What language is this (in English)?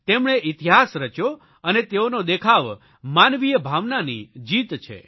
Gujarati